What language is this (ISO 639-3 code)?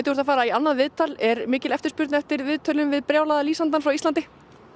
isl